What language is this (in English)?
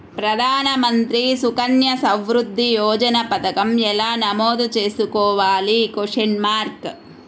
Telugu